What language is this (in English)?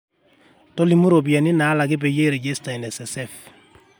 Masai